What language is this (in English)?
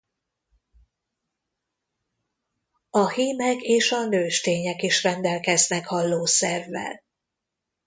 Hungarian